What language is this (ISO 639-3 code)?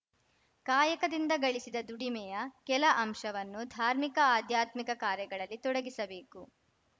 kan